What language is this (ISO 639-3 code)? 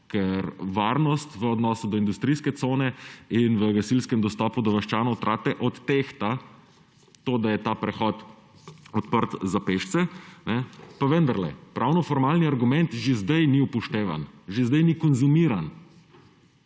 slv